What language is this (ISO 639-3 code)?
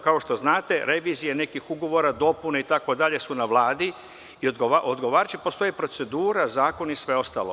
srp